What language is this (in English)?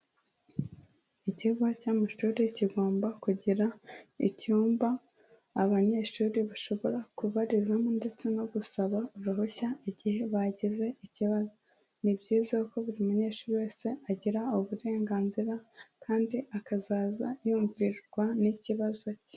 Kinyarwanda